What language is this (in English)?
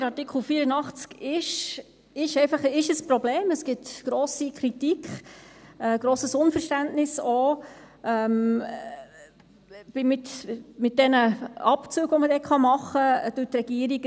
Swiss German